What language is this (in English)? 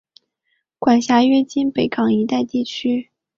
Chinese